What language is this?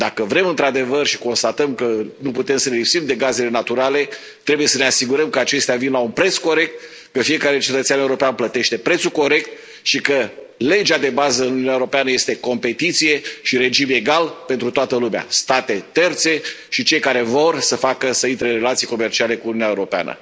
Romanian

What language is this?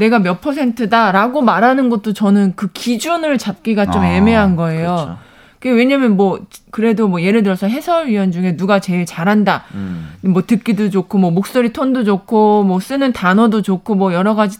Korean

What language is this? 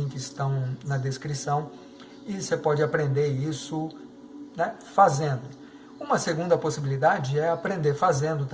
Portuguese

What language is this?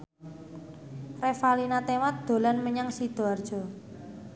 Javanese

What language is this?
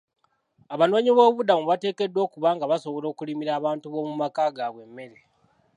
Ganda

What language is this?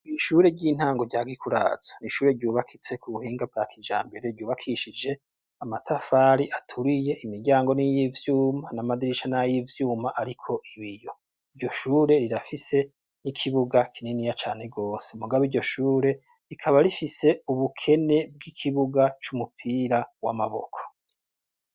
Rundi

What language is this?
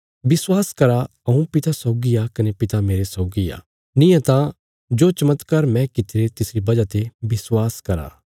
Bilaspuri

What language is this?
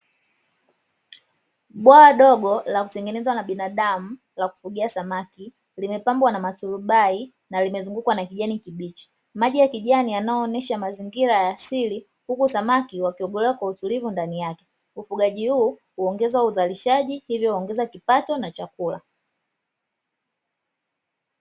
Swahili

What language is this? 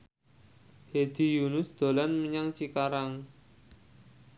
Javanese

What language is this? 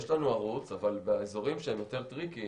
Hebrew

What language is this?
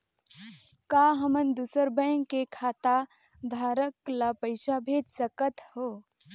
Chhattisgarhi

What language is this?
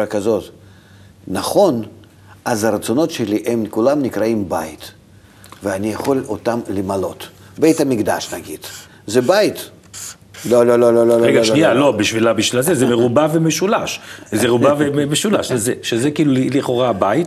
Hebrew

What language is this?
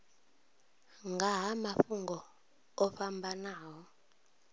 Venda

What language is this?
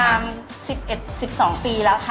Thai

